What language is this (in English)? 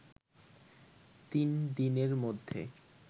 Bangla